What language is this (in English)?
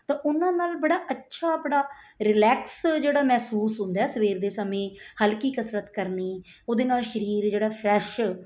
Punjabi